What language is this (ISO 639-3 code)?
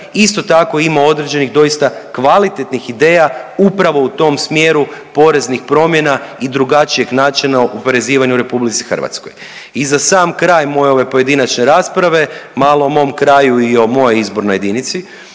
hrv